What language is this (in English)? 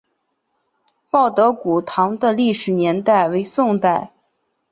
Chinese